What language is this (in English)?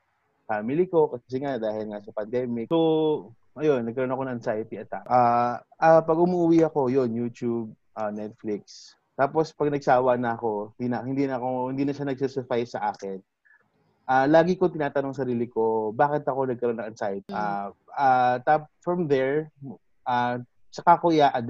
Filipino